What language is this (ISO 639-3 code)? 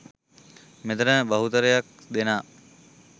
sin